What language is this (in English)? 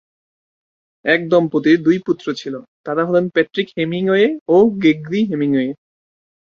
Bangla